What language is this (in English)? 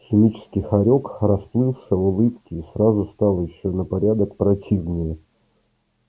Russian